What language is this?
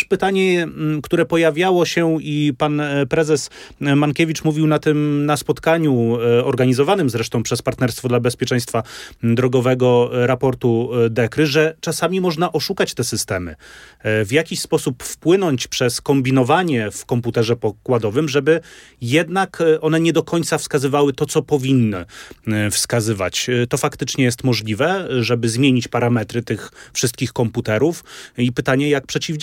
Polish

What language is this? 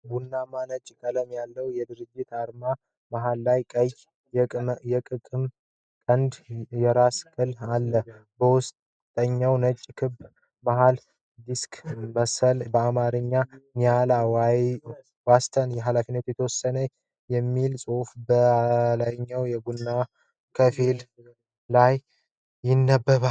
Amharic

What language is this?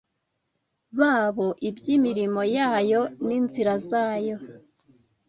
Kinyarwanda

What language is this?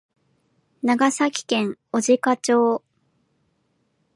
Japanese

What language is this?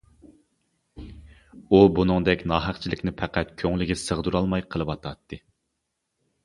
Uyghur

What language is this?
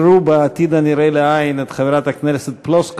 Hebrew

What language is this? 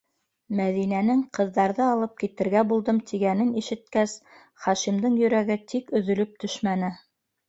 Bashkir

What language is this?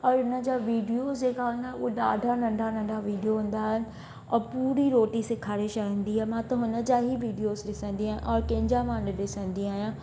Sindhi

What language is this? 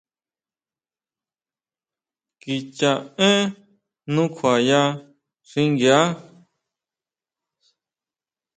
Huautla Mazatec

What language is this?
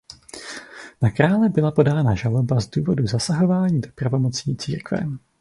Czech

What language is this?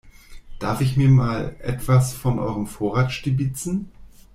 German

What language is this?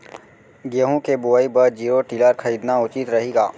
Chhattisgarhi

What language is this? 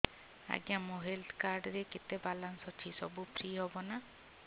Odia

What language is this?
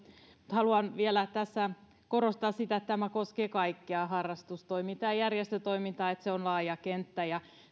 Finnish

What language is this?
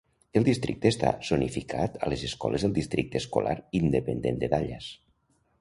Catalan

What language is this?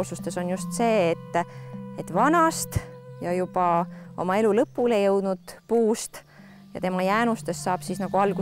Finnish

